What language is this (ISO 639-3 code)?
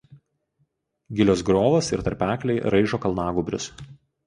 lit